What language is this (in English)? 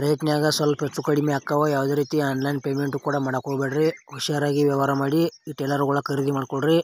Kannada